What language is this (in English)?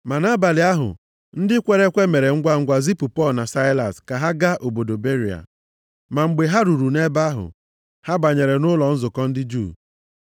Igbo